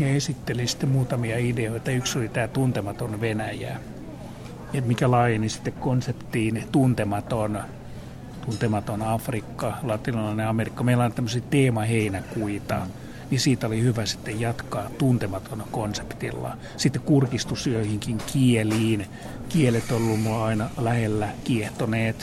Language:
Finnish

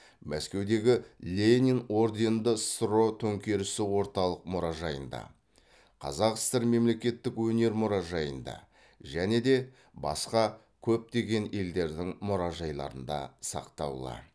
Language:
Kazakh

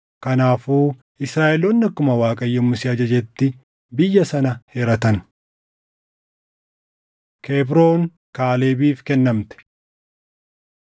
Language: Oromo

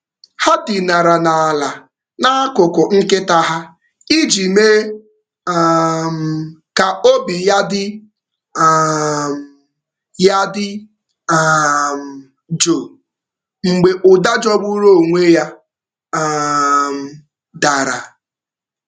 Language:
Igbo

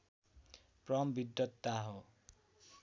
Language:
Nepali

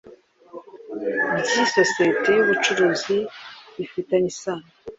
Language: Kinyarwanda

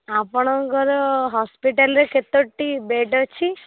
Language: Odia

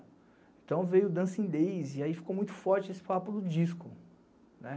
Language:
Portuguese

